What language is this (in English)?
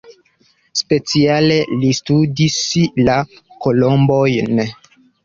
Esperanto